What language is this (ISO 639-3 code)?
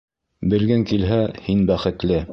bak